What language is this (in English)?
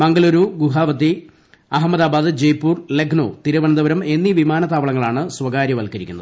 Malayalam